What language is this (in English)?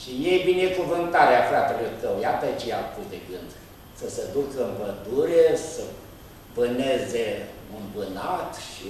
Romanian